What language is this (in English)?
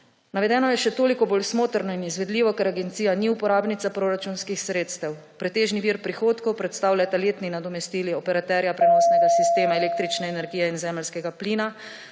Slovenian